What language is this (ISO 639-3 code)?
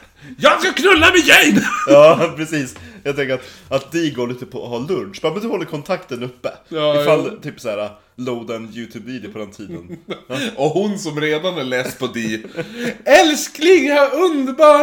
swe